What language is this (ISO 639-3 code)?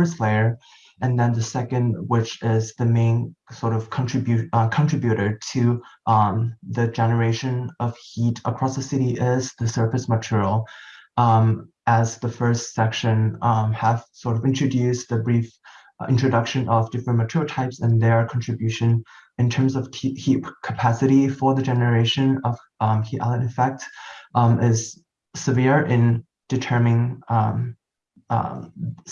eng